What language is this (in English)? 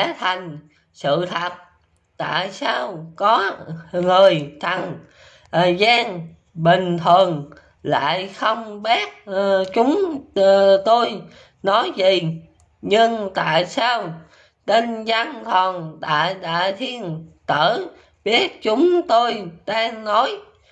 Vietnamese